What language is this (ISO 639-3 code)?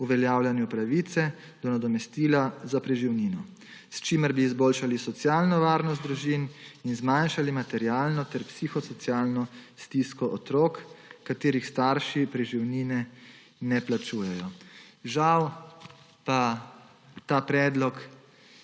slv